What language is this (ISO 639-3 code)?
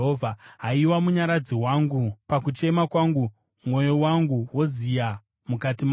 sna